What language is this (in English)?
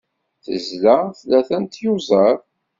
Kabyle